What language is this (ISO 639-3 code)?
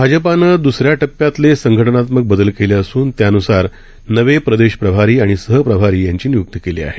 mar